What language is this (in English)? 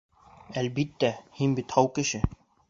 Bashkir